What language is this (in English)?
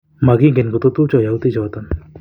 Kalenjin